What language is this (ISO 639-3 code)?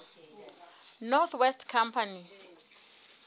sot